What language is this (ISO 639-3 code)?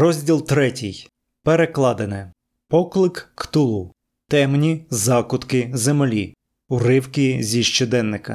ukr